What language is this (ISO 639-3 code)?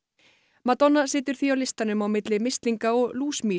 isl